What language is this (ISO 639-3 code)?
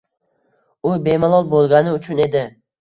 uzb